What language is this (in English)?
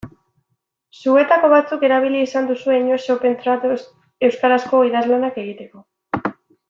Basque